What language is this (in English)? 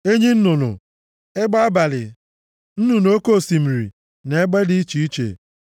Igbo